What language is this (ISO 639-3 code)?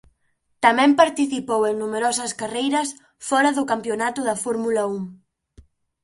glg